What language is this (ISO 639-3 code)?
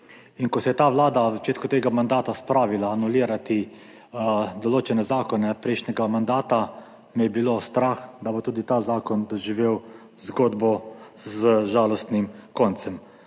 slv